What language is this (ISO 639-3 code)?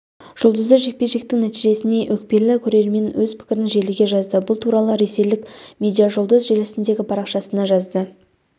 kaz